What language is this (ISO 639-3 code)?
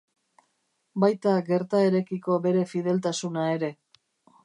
eus